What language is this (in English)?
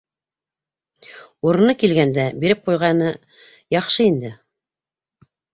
Bashkir